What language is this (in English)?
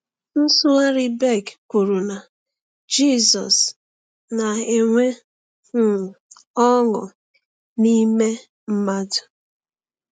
Igbo